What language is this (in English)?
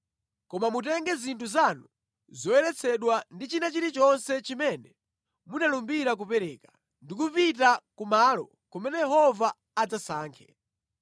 Nyanja